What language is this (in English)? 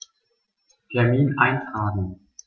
German